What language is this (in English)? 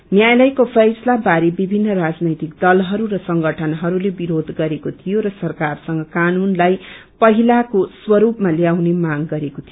Nepali